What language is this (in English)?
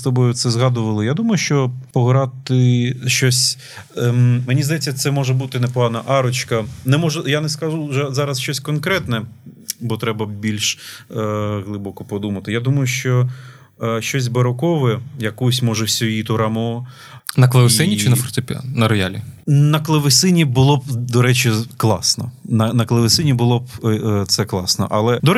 Ukrainian